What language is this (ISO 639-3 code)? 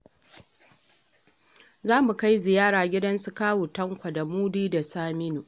hau